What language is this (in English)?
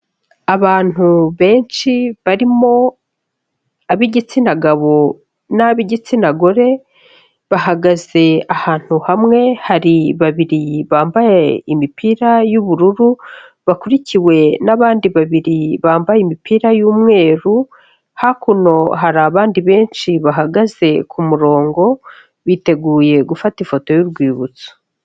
Kinyarwanda